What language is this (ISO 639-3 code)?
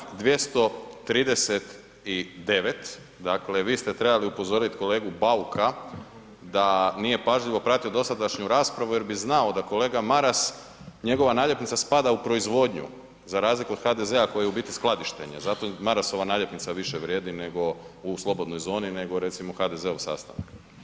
hrv